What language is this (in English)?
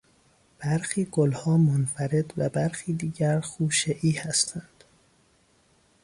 Persian